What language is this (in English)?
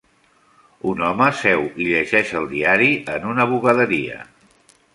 Catalan